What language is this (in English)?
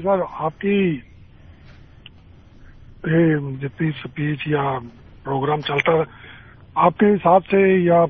Urdu